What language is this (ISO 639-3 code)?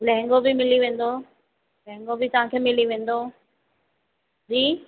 snd